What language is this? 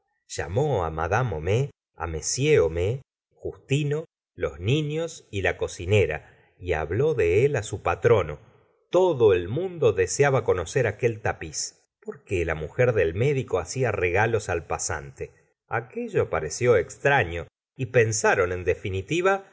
Spanish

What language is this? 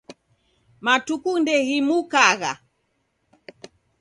Taita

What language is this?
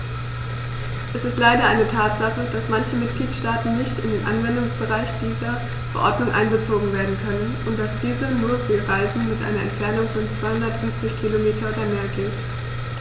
German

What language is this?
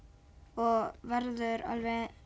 Icelandic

